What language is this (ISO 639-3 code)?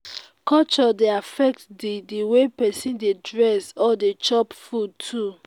pcm